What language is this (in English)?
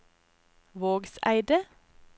Norwegian